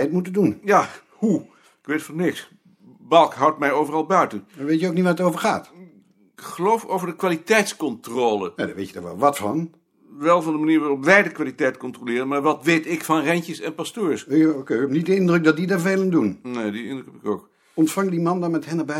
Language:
Dutch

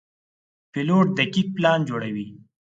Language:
Pashto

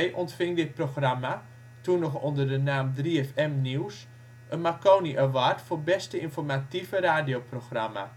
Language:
Dutch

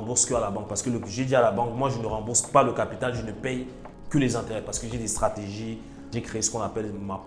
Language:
French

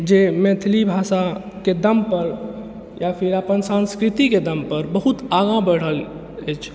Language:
Maithili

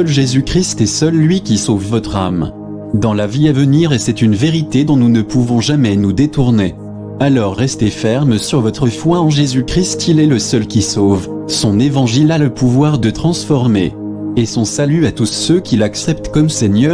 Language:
French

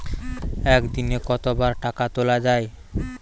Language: Bangla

